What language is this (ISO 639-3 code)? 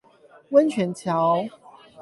zho